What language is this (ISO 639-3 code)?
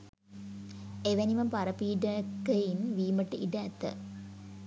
sin